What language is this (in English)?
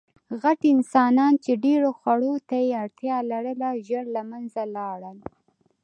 Pashto